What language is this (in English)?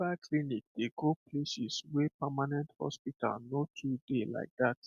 Nigerian Pidgin